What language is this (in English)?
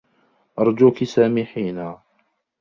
Arabic